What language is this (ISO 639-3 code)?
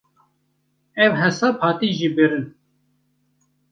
kur